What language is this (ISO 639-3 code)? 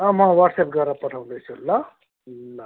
nep